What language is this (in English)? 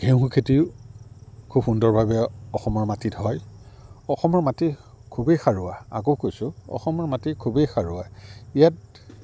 Assamese